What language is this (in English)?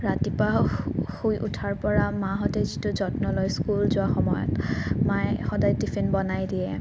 Assamese